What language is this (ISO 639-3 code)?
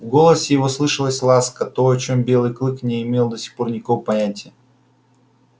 rus